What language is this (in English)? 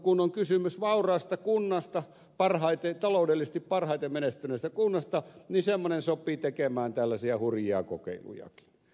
Finnish